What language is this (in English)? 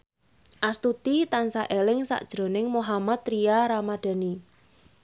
Javanese